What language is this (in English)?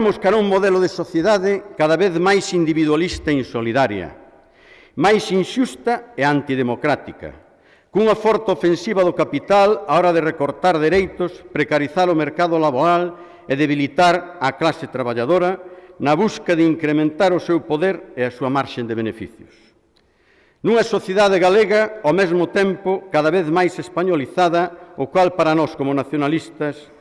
Italian